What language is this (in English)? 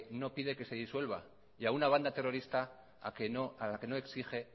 Spanish